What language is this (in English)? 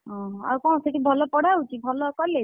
Odia